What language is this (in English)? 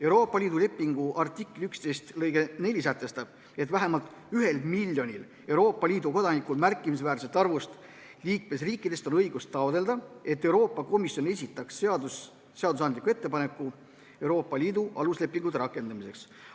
Estonian